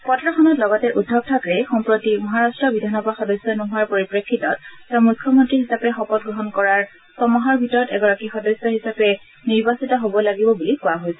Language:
Assamese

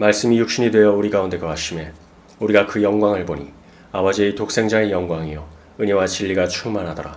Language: Korean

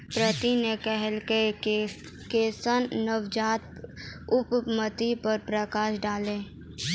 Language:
Maithili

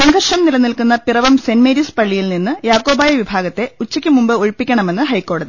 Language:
Malayalam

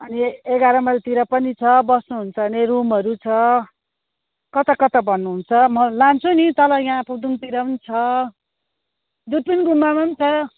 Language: Nepali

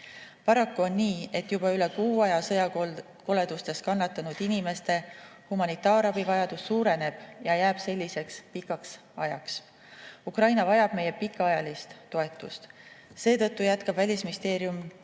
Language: Estonian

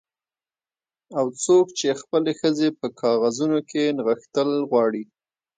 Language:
Pashto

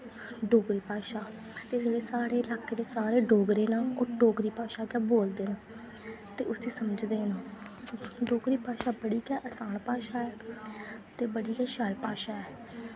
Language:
Dogri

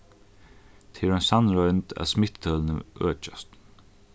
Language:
Faroese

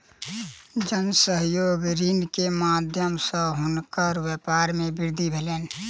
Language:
Maithili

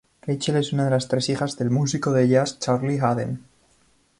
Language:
Spanish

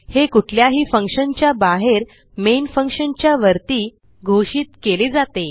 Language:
Marathi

